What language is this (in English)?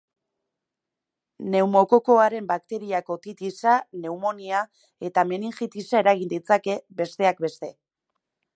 Basque